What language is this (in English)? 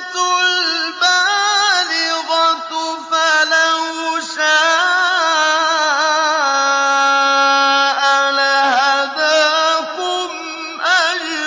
Arabic